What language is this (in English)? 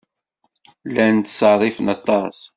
Kabyle